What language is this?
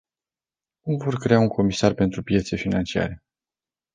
Romanian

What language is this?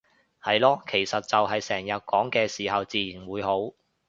Cantonese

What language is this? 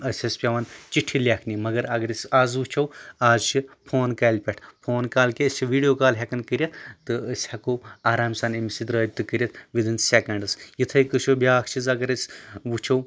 Kashmiri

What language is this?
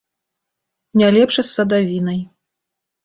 Belarusian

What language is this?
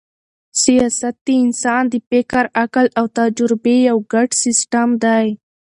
Pashto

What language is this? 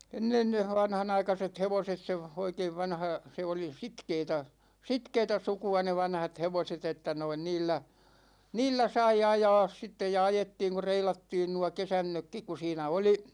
Finnish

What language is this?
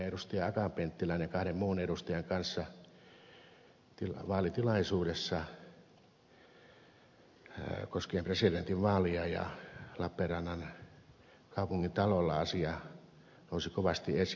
Finnish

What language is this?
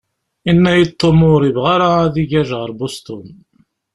Kabyle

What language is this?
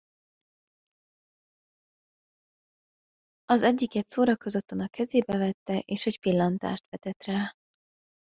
Hungarian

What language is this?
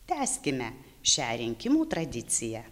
Lithuanian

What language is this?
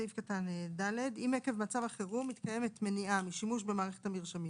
Hebrew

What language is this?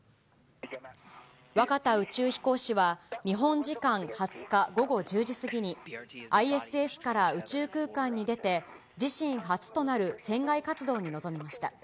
Japanese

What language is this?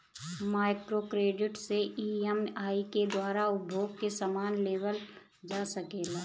Bhojpuri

